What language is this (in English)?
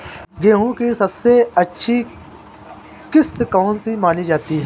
Hindi